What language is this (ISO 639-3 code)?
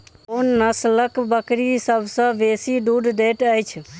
mai